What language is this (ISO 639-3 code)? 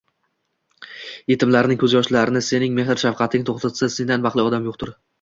uzb